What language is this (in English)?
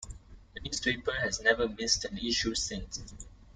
English